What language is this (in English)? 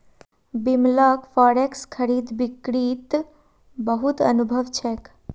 Magahi